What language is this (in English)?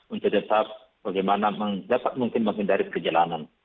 Indonesian